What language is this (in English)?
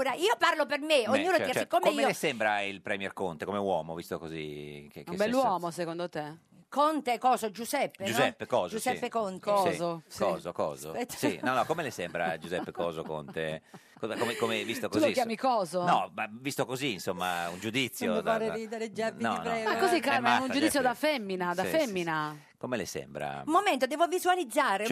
Italian